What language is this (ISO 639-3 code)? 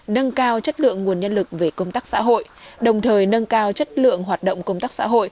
vie